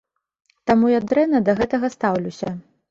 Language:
Belarusian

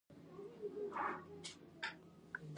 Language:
Pashto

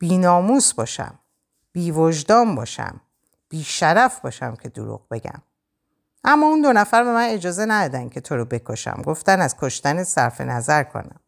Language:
Persian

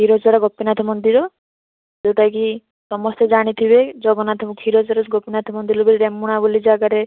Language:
Odia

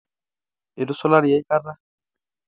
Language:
Masai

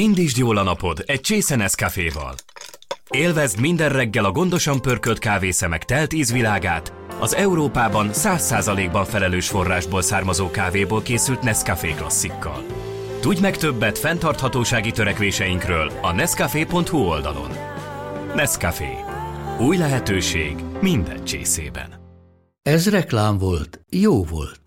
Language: Hungarian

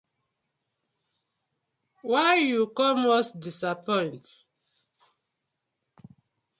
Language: Nigerian Pidgin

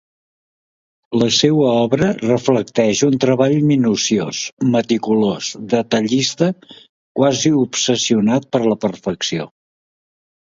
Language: Catalan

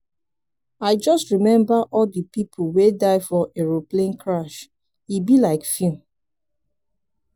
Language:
Nigerian Pidgin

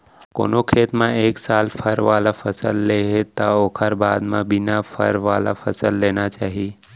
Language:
Chhattisgarhi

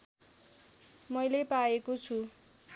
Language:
Nepali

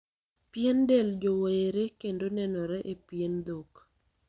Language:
Luo (Kenya and Tanzania)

